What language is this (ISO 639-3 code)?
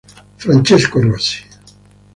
ita